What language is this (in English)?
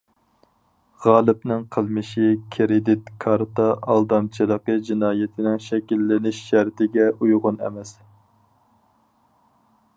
Uyghur